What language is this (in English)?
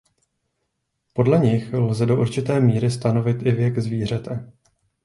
Czech